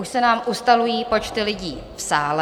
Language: Czech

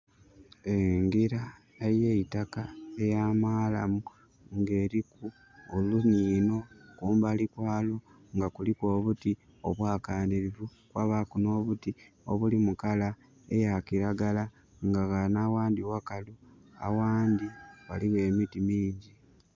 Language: Soga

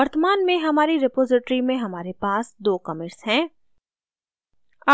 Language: Hindi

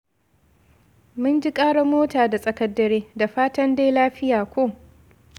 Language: Hausa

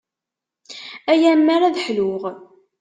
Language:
Kabyle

